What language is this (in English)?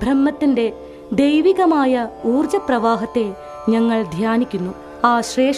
Malayalam